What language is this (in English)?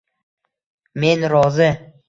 Uzbek